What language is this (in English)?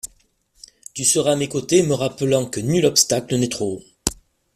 French